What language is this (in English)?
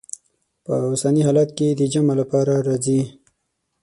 Pashto